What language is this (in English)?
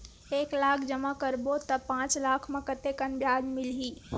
Chhattisgarhi